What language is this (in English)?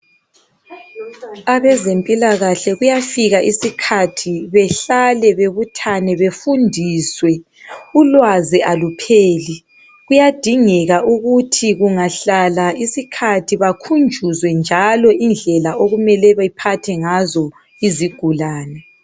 North Ndebele